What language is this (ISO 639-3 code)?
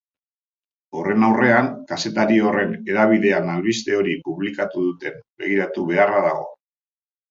eus